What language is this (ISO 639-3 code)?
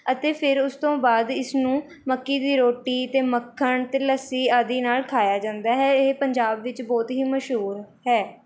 pan